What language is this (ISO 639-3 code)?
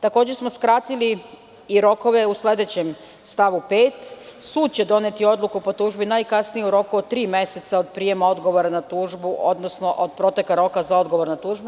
srp